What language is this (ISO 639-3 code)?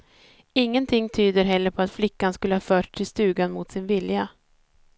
swe